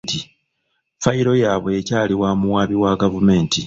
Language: Ganda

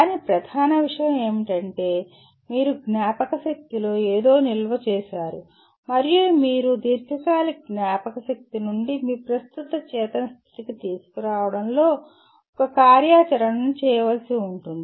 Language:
Telugu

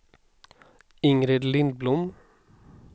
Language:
Swedish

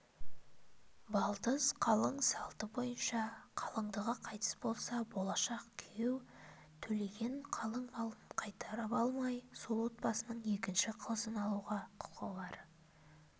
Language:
Kazakh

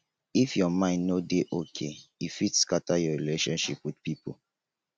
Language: Nigerian Pidgin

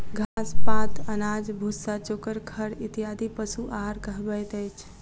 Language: Maithili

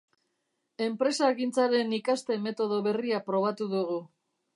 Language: Basque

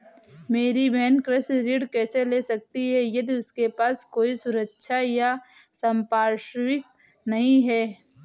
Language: Hindi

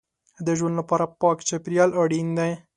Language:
Pashto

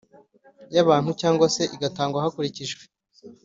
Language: Kinyarwanda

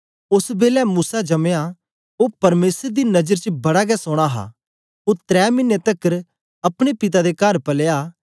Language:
Dogri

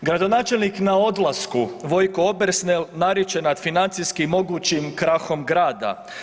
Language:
Croatian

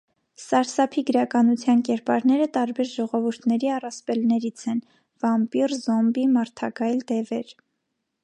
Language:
Armenian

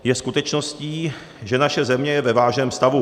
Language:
Czech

